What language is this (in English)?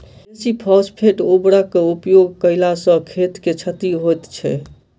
Maithili